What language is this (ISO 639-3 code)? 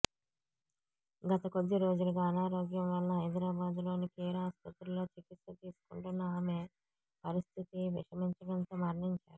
tel